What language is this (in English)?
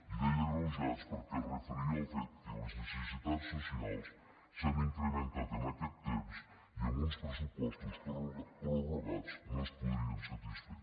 Catalan